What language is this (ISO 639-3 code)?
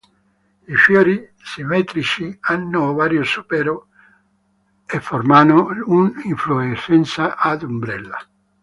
ita